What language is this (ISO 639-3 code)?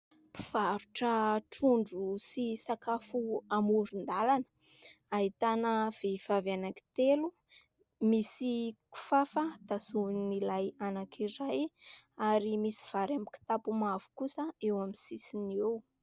mlg